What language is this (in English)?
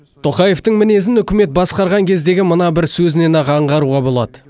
Kazakh